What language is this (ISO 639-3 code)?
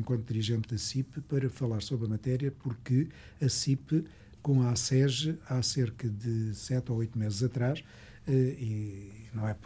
por